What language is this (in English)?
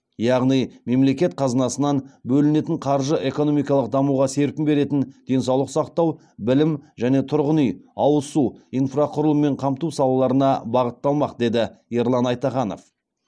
Kazakh